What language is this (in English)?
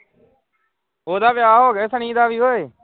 Punjabi